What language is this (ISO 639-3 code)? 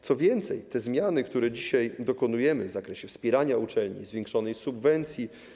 pol